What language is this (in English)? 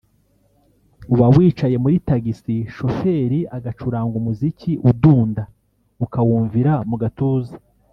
Kinyarwanda